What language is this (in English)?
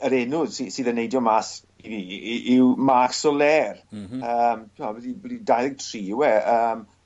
Welsh